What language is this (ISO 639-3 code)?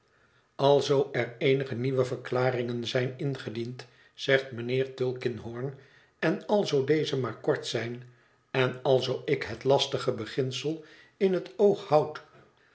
nld